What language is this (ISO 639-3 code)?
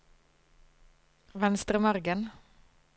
nor